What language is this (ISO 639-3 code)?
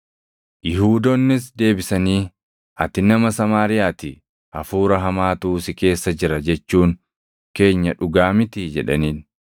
orm